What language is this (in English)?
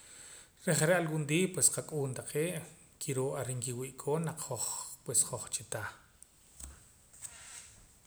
Poqomam